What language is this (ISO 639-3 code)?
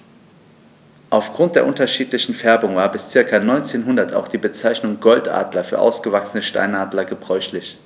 deu